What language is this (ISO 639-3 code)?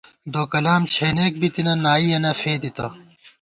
gwt